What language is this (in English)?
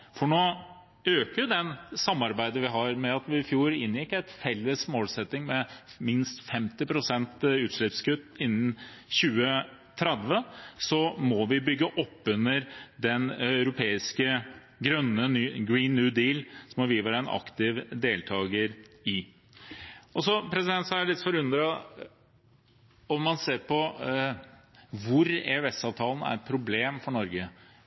Norwegian Bokmål